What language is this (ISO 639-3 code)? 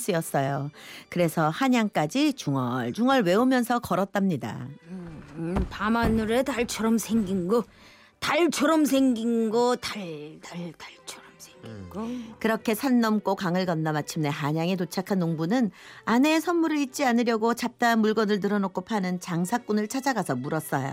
kor